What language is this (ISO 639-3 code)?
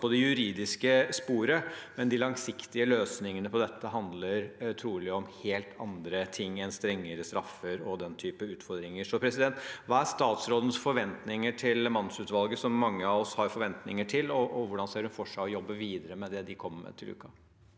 nor